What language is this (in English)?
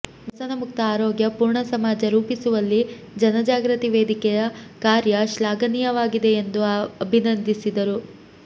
Kannada